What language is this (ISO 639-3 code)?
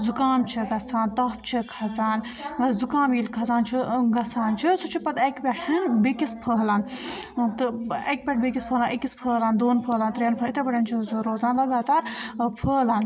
kas